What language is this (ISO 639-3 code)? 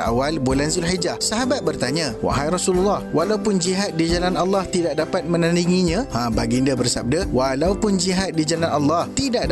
msa